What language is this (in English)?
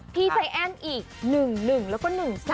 Thai